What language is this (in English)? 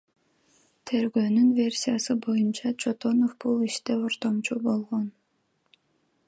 Kyrgyz